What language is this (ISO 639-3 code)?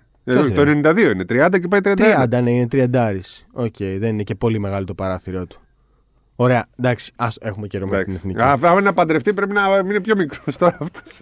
ell